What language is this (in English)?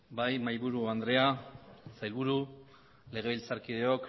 Basque